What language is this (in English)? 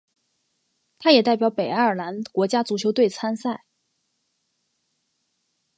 Chinese